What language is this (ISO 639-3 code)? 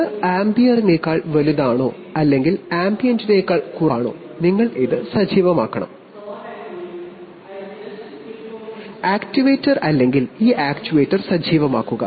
mal